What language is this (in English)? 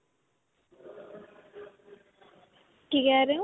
Punjabi